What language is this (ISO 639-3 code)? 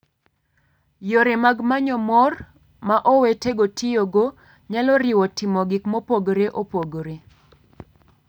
luo